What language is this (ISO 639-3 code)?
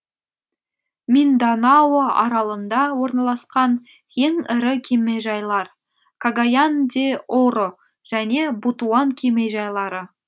kaz